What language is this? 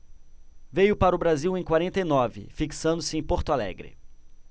Portuguese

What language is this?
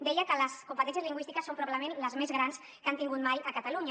Catalan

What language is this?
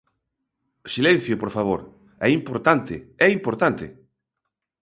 Galician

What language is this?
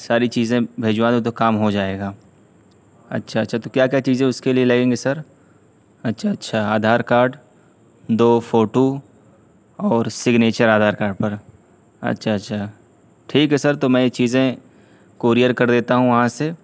Urdu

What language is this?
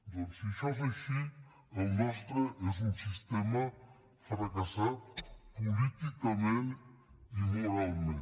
Catalan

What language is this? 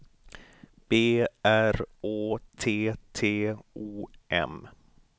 Swedish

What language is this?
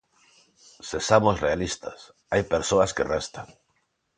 Galician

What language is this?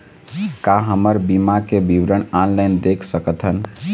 Chhattisgarhi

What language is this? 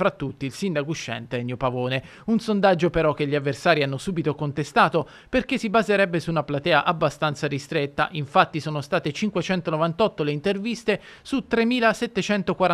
Italian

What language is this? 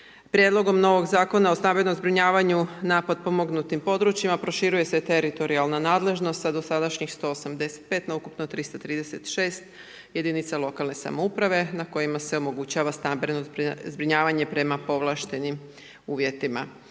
Croatian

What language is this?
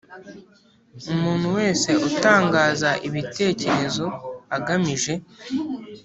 Kinyarwanda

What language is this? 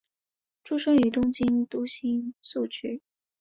Chinese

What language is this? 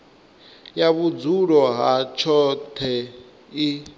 Venda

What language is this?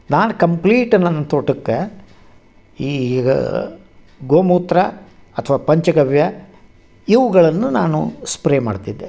Kannada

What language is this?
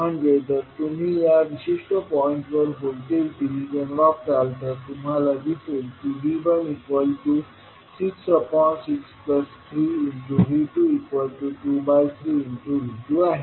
Marathi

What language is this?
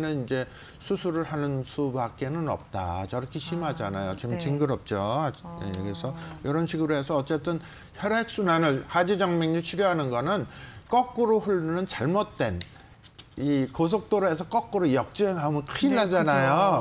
Korean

